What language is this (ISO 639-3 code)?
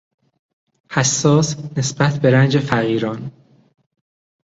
fas